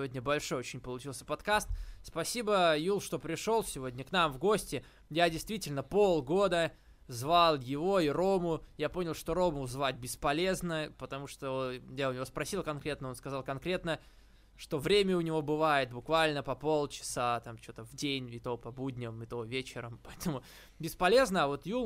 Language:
Russian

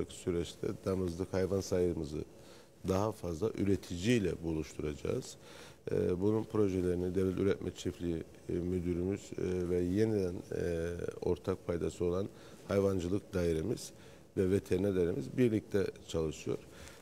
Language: Turkish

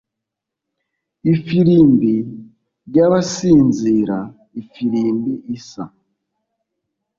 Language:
Kinyarwanda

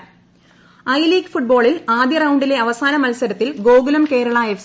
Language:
Malayalam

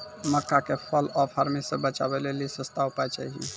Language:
Maithili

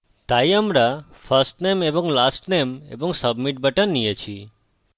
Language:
Bangla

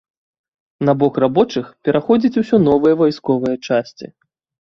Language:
Belarusian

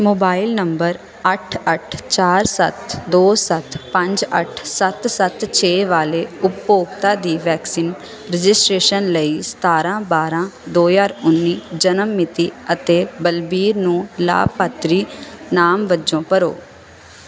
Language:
Punjabi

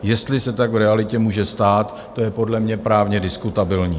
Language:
Czech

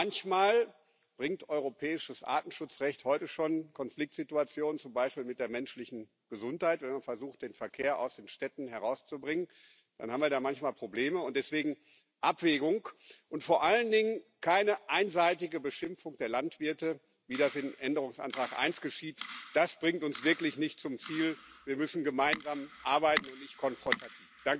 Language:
German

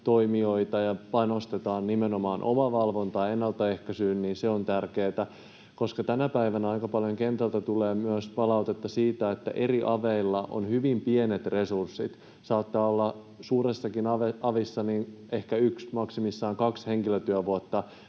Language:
Finnish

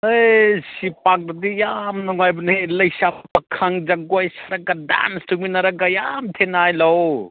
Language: Manipuri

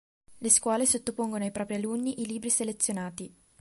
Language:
Italian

